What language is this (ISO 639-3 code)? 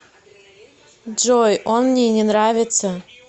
rus